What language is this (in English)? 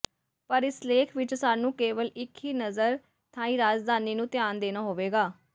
Punjabi